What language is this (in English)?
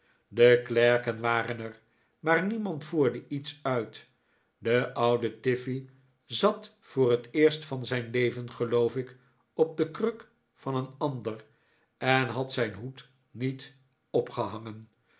Dutch